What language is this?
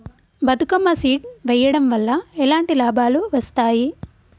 Telugu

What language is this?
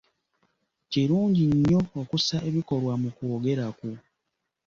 Ganda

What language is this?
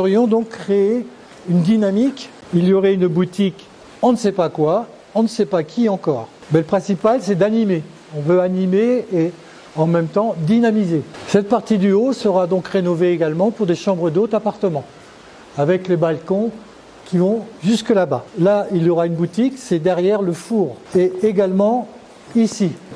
French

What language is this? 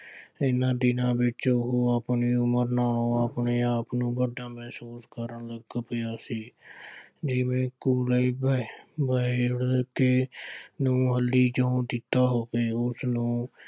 Punjabi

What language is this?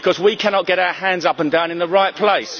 English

